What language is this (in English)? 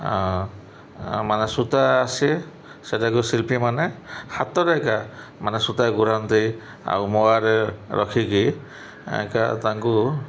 Odia